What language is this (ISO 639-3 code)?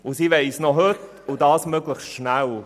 gsw